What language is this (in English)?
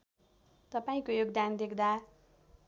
Nepali